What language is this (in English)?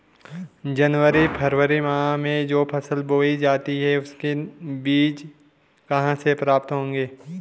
Hindi